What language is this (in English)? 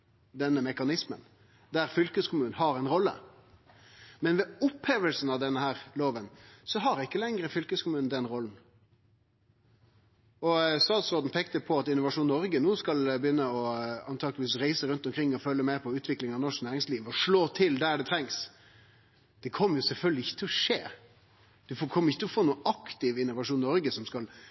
Norwegian Nynorsk